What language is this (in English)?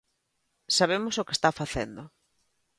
Galician